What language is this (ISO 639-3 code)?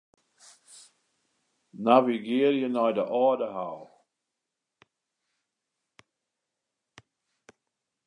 fry